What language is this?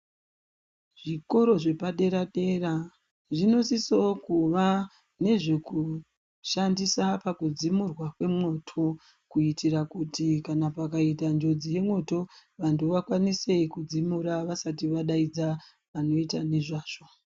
Ndau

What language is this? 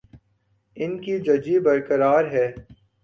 Urdu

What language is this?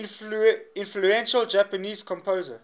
English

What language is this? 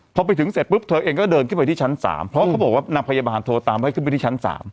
Thai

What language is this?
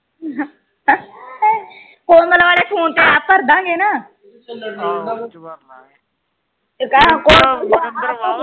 Punjabi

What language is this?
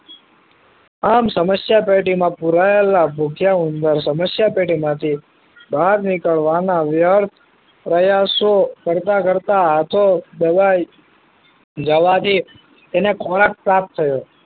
Gujarati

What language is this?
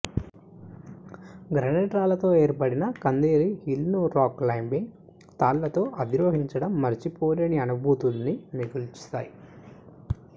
Telugu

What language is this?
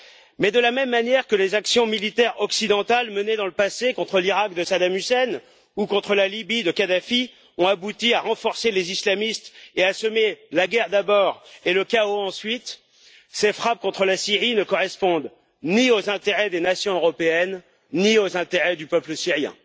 French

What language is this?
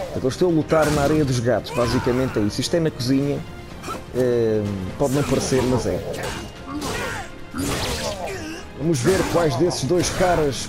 Portuguese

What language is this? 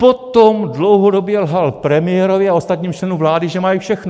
Czech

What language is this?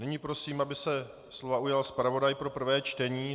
Czech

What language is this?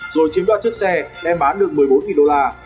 Vietnamese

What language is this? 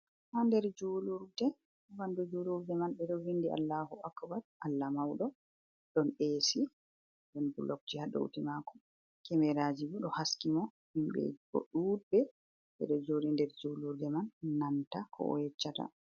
Fula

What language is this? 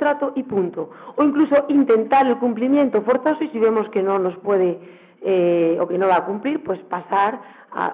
Spanish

